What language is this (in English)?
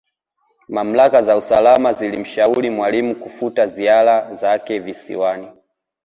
Swahili